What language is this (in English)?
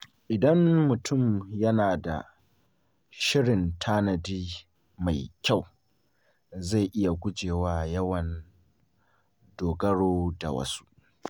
Hausa